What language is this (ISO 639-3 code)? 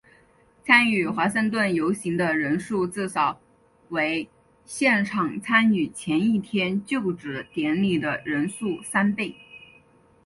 zho